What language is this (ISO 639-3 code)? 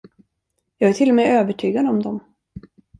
swe